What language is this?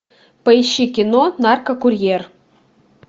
Russian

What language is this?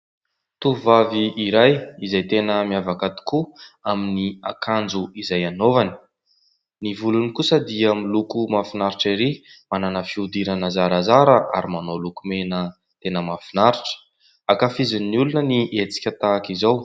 Malagasy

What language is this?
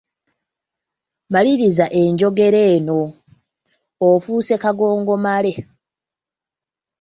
Ganda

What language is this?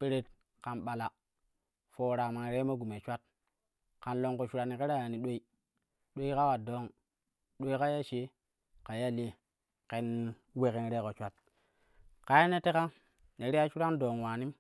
Kushi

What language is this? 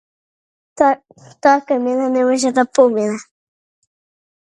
Macedonian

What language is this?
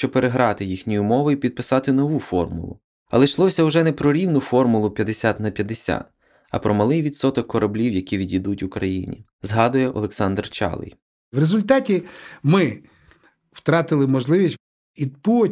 Ukrainian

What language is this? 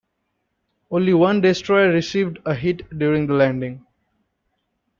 English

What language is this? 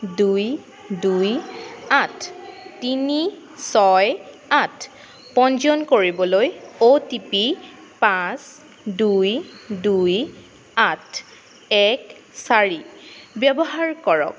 Assamese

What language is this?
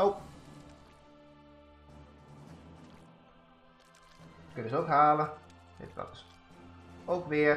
Dutch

